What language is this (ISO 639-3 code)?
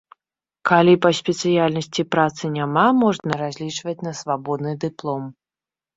bel